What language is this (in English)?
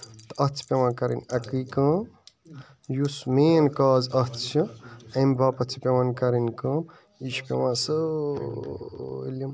Kashmiri